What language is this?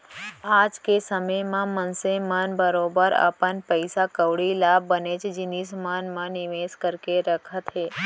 Chhattisgarhi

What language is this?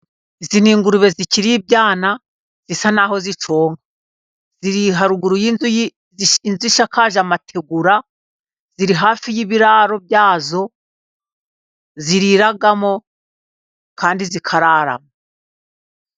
Kinyarwanda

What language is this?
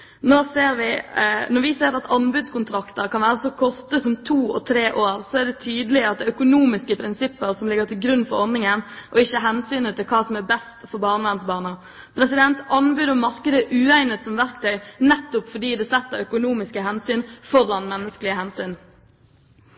Norwegian Bokmål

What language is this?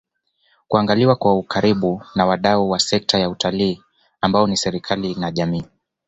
Swahili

